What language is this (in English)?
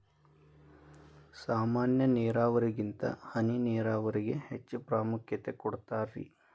Kannada